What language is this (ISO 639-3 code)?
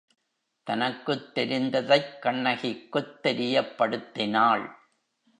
tam